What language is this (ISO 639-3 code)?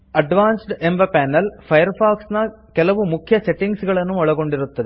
kan